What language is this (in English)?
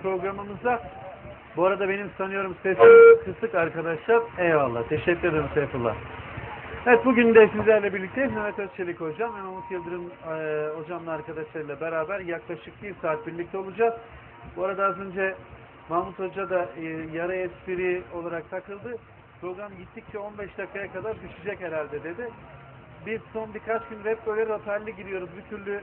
Turkish